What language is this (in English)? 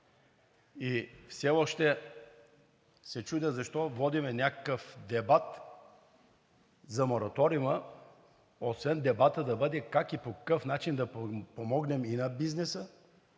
Bulgarian